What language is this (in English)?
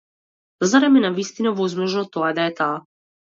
Macedonian